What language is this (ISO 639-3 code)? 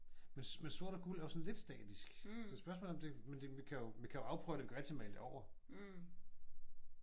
dan